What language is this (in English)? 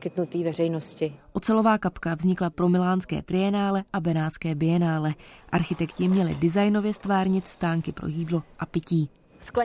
Czech